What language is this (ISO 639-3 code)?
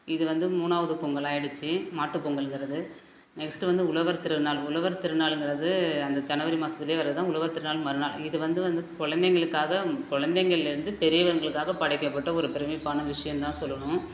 tam